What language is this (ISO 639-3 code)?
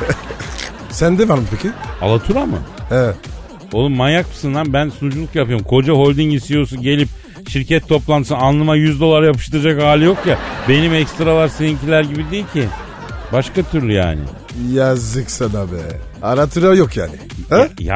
tur